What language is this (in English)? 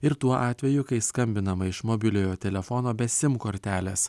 Lithuanian